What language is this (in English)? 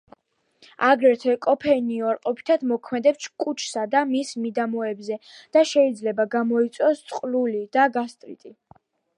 Georgian